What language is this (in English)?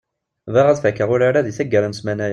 Kabyle